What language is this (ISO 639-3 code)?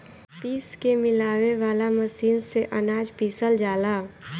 bho